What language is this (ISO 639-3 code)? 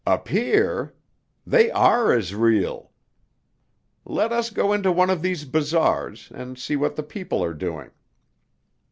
eng